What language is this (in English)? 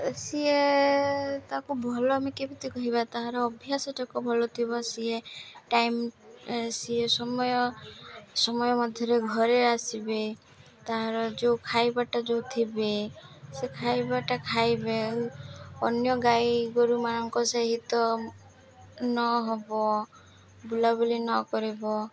Odia